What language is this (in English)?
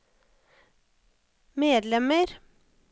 Norwegian